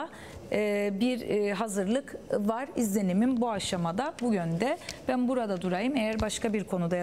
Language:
Turkish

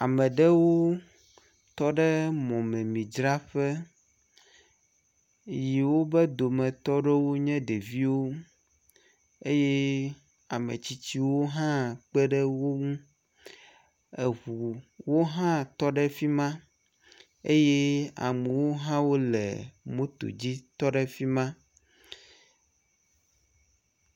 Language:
Ewe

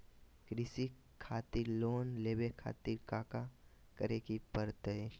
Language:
Magahi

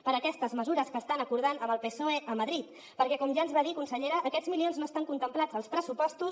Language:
Catalan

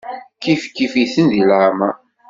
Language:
Kabyle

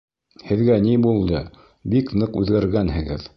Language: Bashkir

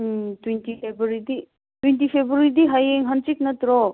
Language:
Manipuri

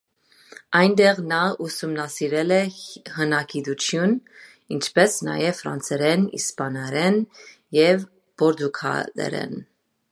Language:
Armenian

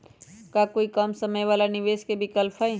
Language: Magahi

